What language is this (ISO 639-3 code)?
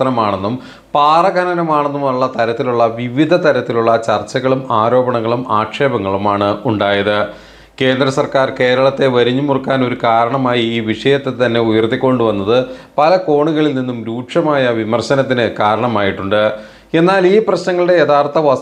mal